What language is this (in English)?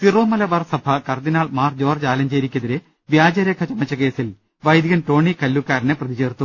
Malayalam